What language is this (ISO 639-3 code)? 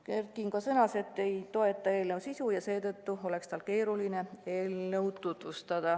est